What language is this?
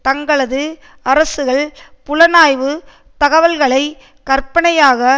Tamil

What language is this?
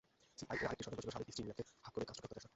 Bangla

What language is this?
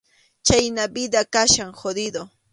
Arequipa-La Unión Quechua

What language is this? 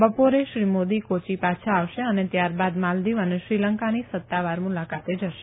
Gujarati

